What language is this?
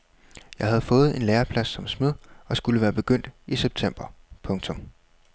Danish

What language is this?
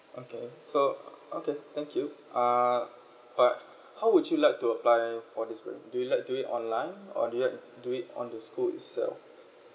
English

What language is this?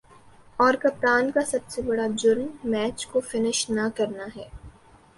Urdu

